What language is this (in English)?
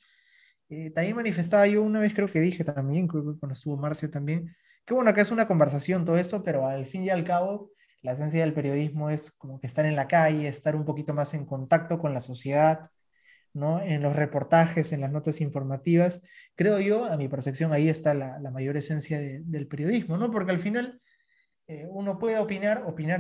Spanish